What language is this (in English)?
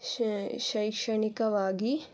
Kannada